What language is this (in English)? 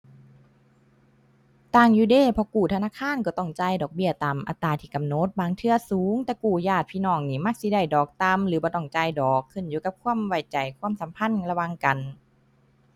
Thai